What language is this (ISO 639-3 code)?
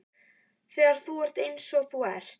isl